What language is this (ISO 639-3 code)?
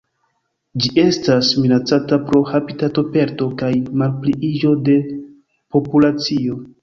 epo